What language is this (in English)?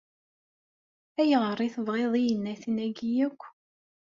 Kabyle